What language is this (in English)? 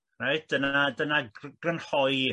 Welsh